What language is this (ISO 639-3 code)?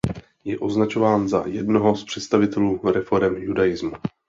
ces